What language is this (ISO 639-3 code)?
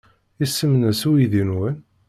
kab